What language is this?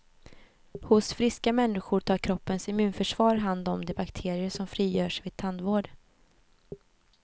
Swedish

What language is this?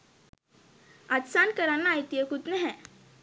Sinhala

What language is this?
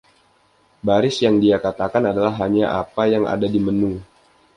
Indonesian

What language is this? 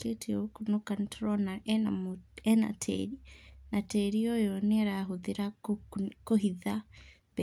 Kikuyu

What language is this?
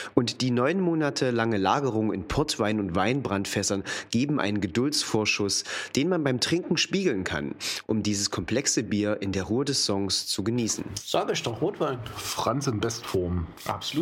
German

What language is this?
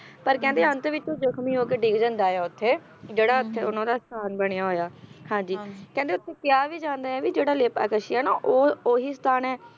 Punjabi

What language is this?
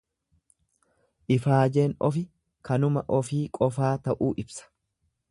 Oromo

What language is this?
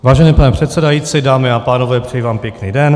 Czech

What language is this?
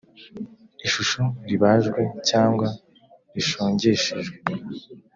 Kinyarwanda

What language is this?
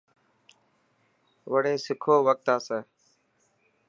Dhatki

